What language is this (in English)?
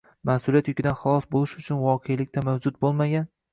Uzbek